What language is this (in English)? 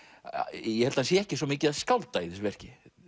Icelandic